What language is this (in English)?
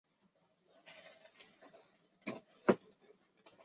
Chinese